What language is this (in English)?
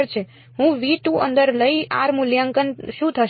Gujarati